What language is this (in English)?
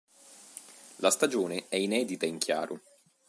Italian